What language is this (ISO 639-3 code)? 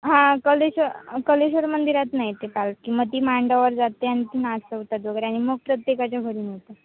mar